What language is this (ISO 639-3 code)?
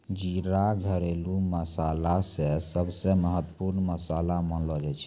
mai